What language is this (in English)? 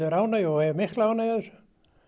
Icelandic